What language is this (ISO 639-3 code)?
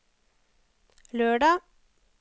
nor